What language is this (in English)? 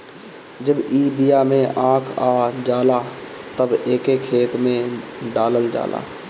Bhojpuri